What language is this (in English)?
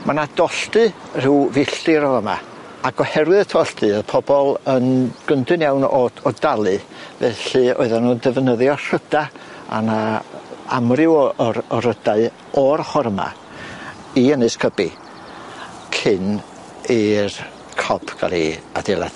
Welsh